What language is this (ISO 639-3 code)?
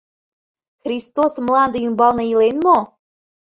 chm